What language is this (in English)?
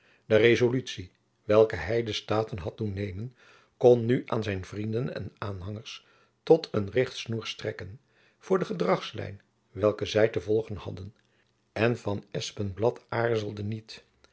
Dutch